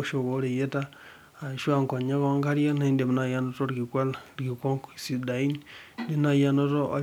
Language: Masai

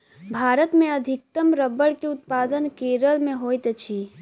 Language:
Maithili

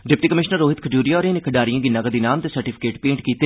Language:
Dogri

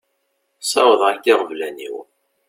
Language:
Kabyle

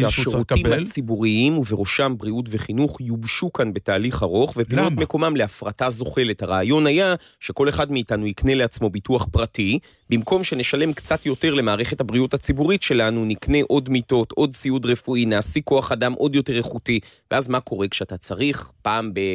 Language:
Hebrew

